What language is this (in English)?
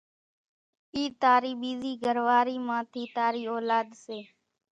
Kachi Koli